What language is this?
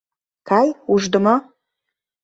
Mari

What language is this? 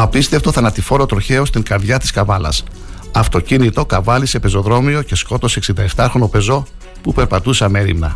Greek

